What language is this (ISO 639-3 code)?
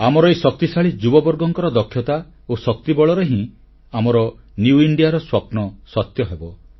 ori